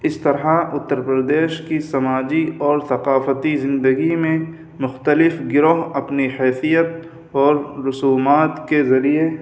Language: Urdu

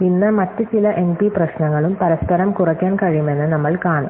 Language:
Malayalam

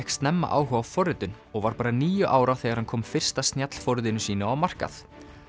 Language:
Icelandic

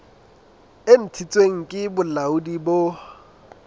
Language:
Southern Sotho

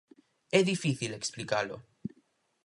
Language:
Galician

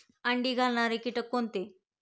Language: Marathi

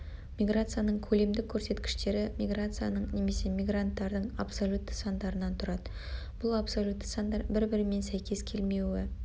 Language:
Kazakh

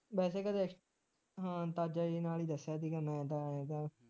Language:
Punjabi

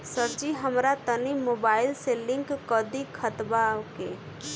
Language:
Bhojpuri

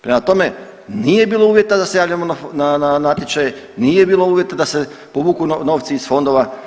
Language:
Croatian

